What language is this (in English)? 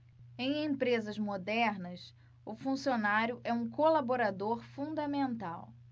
Portuguese